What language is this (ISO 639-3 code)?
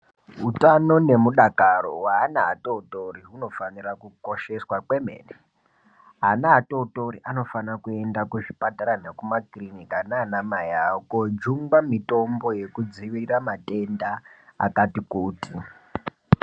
ndc